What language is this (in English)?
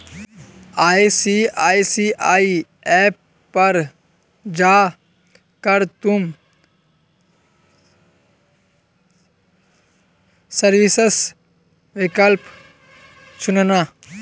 Hindi